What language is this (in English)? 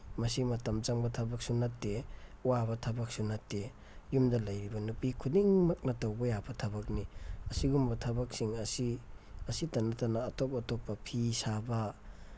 Manipuri